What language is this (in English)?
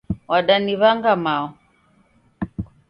Taita